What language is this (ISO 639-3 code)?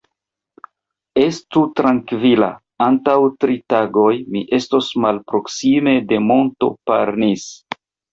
epo